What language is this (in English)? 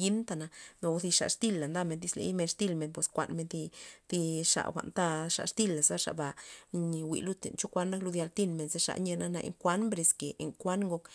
Loxicha Zapotec